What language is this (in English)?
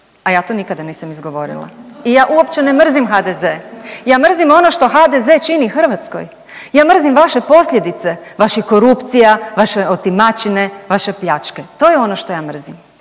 Croatian